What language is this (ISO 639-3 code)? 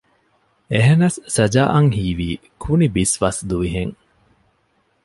div